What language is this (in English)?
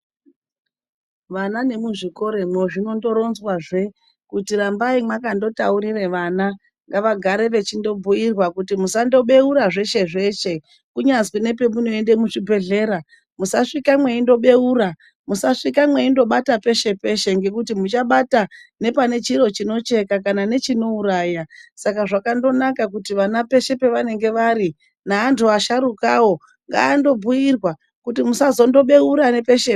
Ndau